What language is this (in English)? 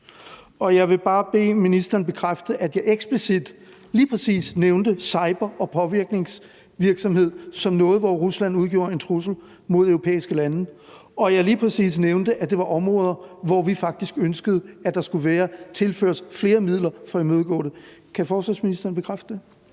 Danish